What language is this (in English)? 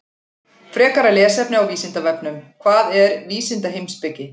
Icelandic